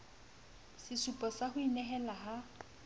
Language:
Southern Sotho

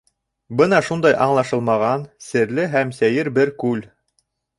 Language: Bashkir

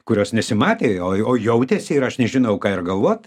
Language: Lithuanian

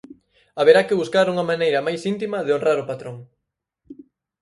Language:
Galician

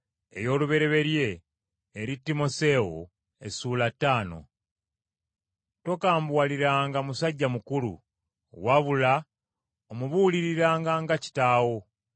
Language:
Ganda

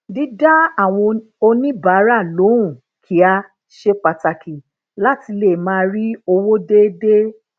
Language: Yoruba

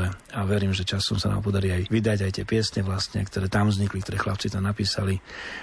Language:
Slovak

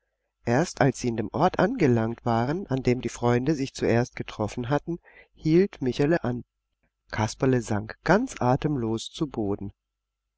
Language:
German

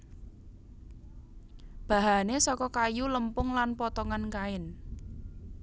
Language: Javanese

